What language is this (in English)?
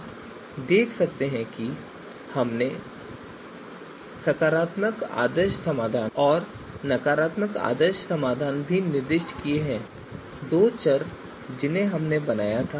Hindi